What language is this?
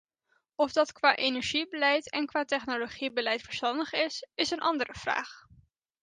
Dutch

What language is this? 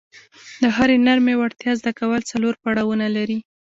Pashto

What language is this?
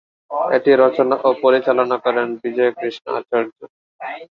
Bangla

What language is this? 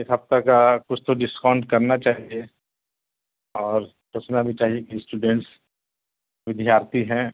Urdu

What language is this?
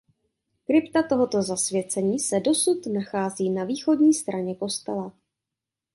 Czech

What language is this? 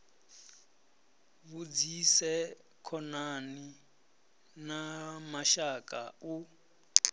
Venda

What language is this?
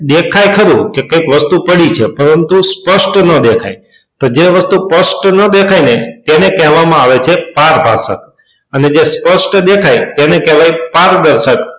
Gujarati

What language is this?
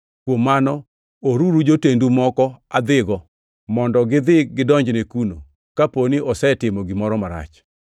Luo (Kenya and Tanzania)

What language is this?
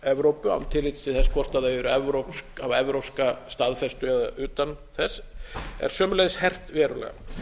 Icelandic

